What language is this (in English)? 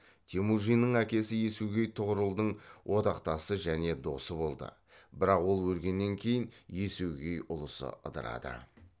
Kazakh